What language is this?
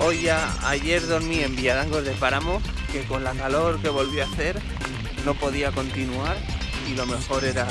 Spanish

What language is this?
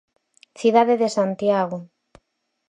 Galician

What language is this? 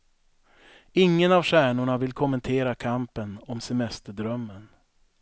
Swedish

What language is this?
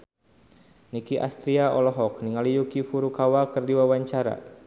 Sundanese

